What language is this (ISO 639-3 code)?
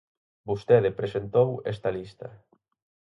glg